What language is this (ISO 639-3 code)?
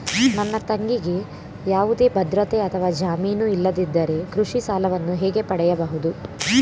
kan